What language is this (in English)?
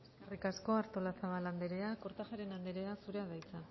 Basque